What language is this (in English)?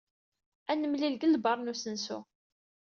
Kabyle